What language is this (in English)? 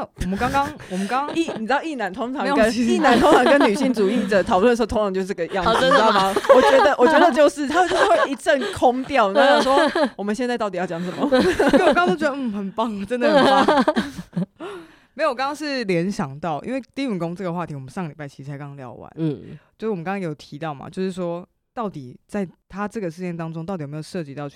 Chinese